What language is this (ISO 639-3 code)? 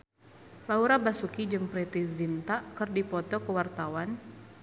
sun